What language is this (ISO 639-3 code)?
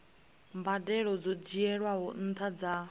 ven